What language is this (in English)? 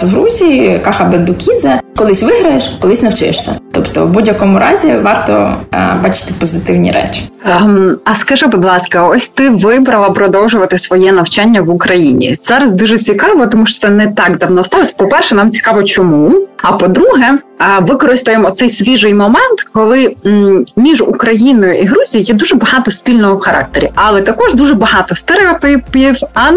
Ukrainian